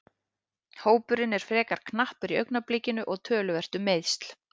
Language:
Icelandic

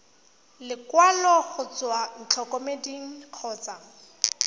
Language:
Tswana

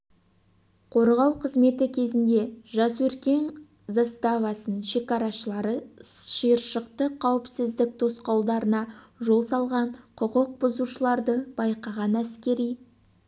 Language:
Kazakh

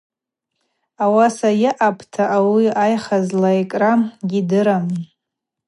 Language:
Abaza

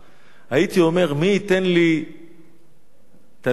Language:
Hebrew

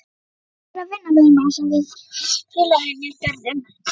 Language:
Icelandic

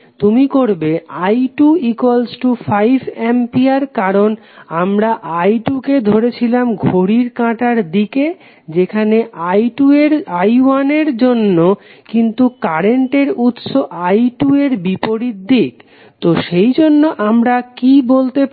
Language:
Bangla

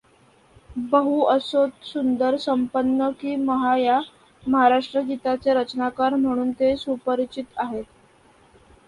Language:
Marathi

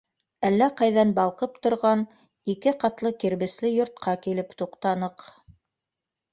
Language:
Bashkir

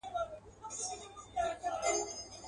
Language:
Pashto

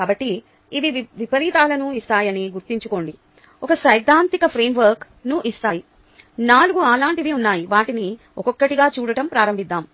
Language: Telugu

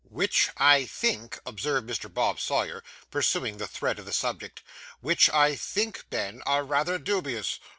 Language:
English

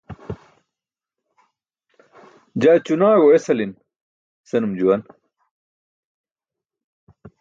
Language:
Burushaski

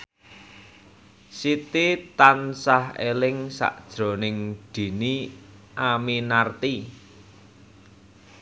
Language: Javanese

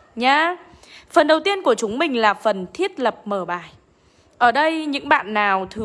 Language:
Vietnamese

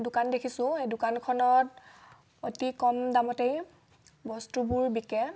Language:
Assamese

